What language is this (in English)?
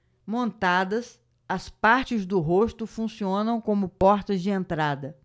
Portuguese